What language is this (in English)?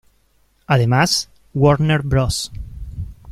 Spanish